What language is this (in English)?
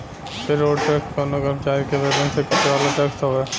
Bhojpuri